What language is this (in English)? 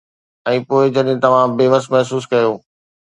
Sindhi